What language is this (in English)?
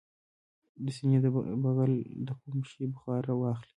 Pashto